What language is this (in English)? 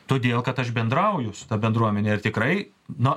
Lithuanian